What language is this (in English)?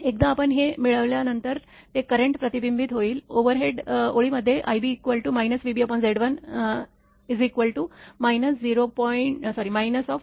Marathi